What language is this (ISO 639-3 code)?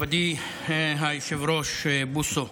heb